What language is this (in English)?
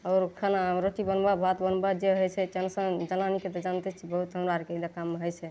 Maithili